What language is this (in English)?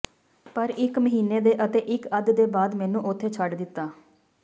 Punjabi